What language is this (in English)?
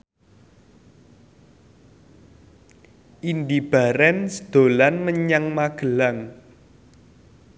Javanese